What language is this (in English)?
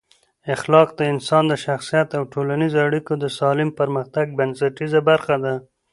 Pashto